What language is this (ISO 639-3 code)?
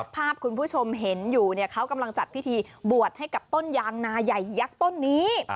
tha